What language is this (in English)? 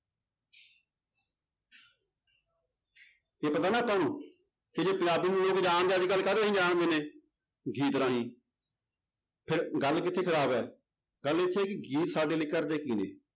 Punjabi